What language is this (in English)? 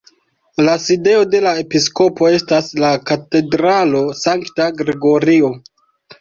Esperanto